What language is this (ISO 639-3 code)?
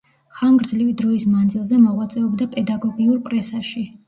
kat